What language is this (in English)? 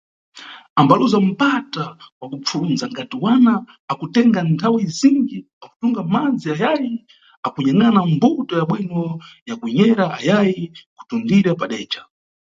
Nyungwe